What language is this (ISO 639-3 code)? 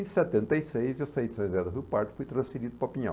por